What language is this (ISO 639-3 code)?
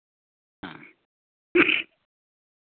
sat